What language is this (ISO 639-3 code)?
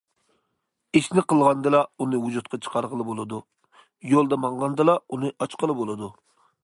uig